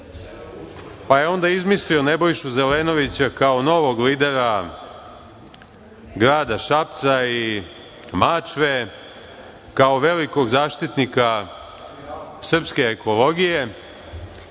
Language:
Serbian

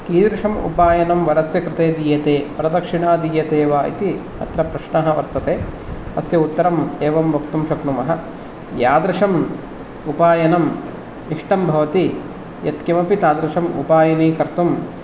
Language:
Sanskrit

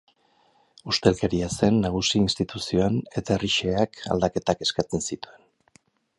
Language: Basque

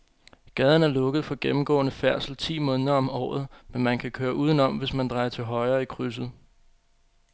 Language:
Danish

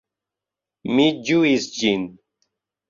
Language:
Esperanto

